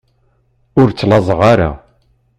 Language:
Kabyle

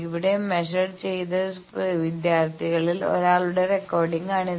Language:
Malayalam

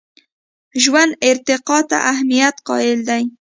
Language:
Pashto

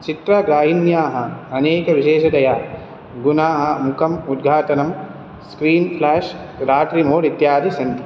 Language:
Sanskrit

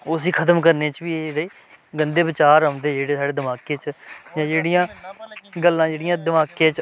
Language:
Dogri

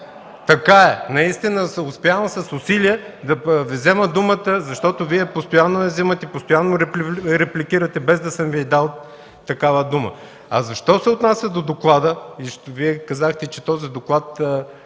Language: Bulgarian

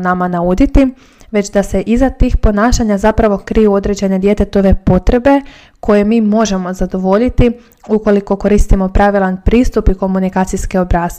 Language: Croatian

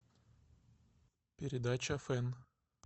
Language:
Russian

